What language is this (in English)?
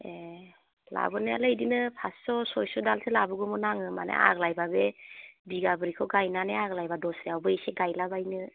Bodo